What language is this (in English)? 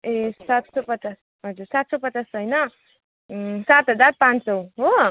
Nepali